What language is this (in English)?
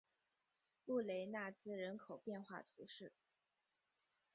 Chinese